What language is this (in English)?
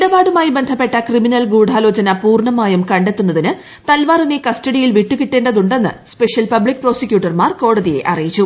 Malayalam